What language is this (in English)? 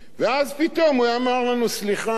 Hebrew